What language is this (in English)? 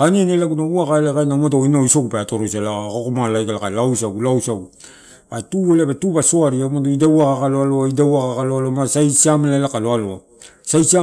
Torau